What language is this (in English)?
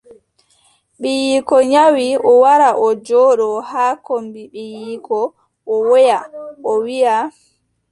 Adamawa Fulfulde